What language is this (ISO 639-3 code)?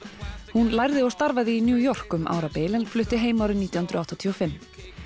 isl